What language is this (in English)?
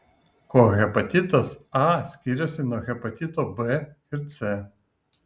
Lithuanian